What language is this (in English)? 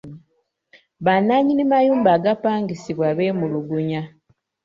Ganda